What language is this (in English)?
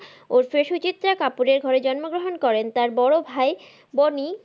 Bangla